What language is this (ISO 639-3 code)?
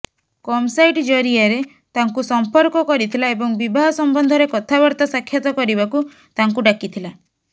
ori